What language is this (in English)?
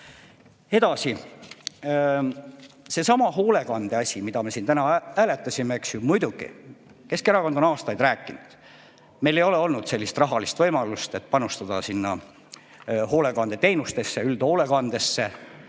Estonian